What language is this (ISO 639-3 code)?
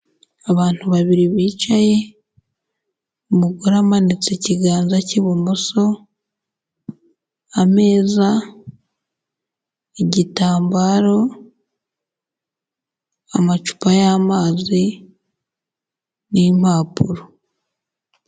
kin